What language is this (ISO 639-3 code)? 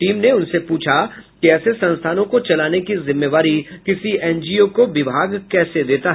hin